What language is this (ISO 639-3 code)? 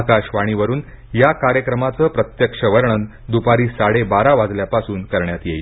mar